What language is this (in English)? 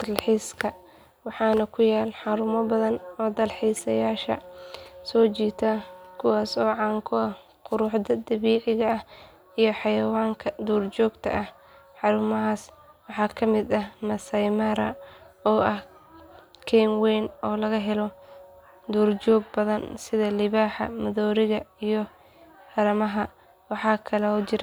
Somali